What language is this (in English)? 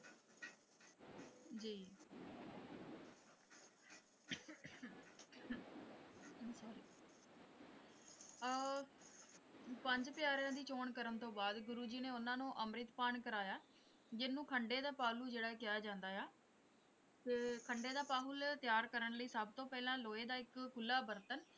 Punjabi